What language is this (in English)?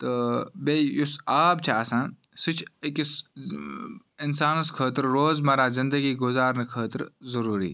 Kashmiri